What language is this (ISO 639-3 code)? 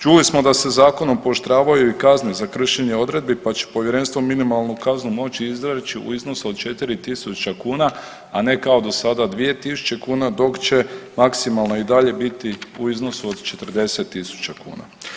hrv